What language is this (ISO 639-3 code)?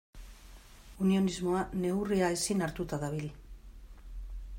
eus